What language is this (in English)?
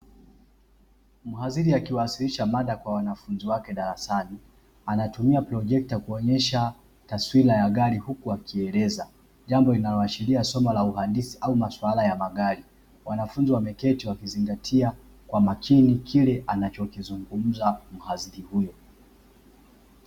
Swahili